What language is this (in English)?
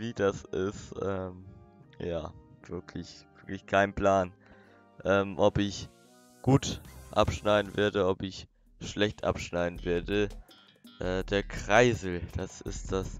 German